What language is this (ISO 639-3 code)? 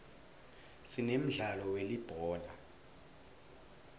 ssw